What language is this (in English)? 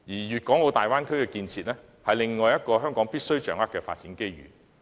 Cantonese